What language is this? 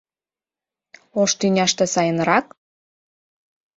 Mari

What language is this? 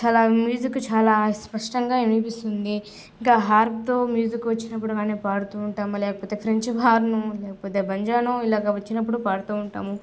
Telugu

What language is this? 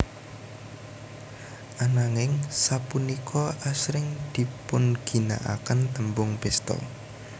Javanese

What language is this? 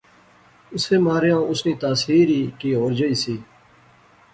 Pahari-Potwari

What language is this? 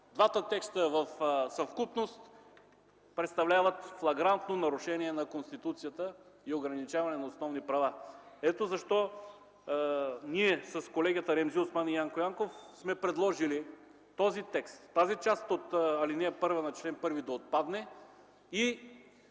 Bulgarian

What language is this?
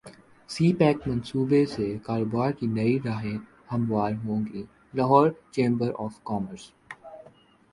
Urdu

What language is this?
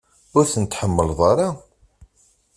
Kabyle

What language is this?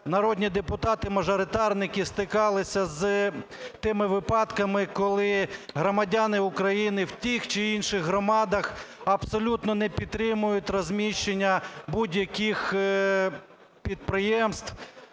Ukrainian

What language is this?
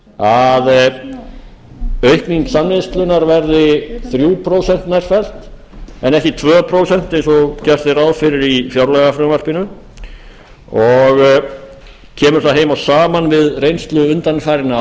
Icelandic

